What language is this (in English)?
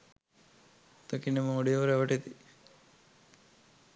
Sinhala